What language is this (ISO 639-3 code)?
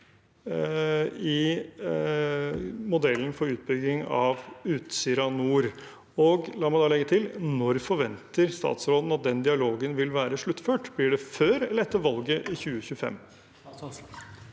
nor